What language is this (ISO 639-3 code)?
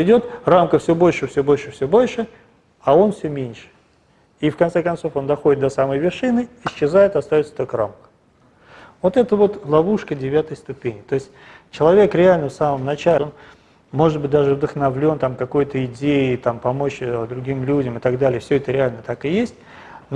rus